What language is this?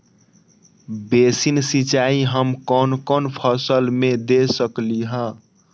Magahi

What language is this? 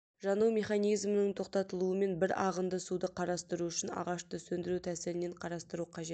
Kazakh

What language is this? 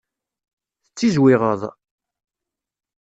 Kabyle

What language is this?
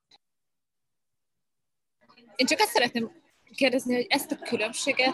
Hungarian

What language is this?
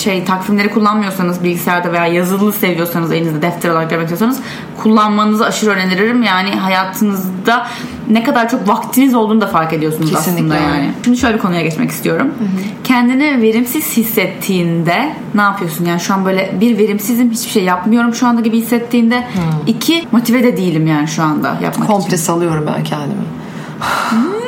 Turkish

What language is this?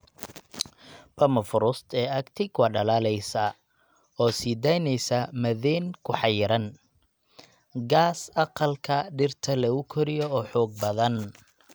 Somali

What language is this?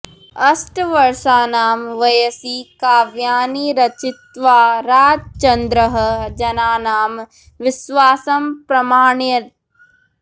Sanskrit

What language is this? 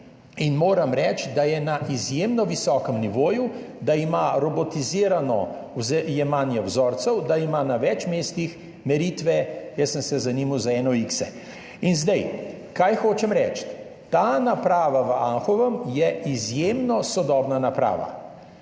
Slovenian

